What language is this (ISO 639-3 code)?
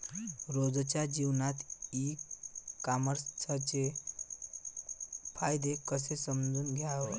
mar